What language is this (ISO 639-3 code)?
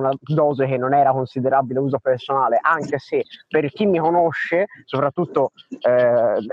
ita